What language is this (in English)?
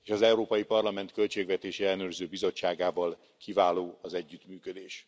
Hungarian